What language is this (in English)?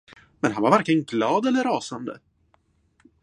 Swedish